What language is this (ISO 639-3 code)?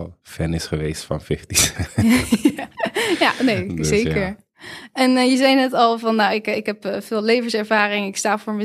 nld